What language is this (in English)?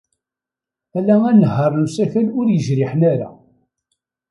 Kabyle